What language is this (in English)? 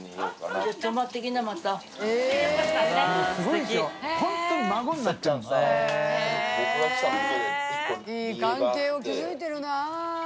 Japanese